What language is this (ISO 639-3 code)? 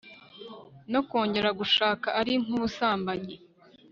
kin